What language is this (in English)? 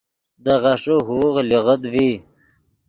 Yidgha